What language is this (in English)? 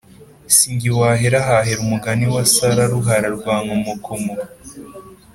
Kinyarwanda